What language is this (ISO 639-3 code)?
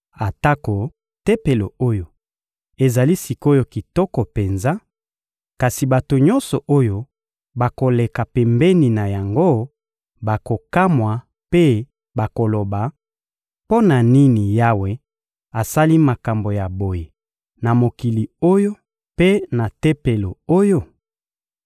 lin